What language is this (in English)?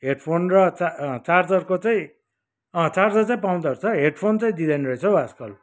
Nepali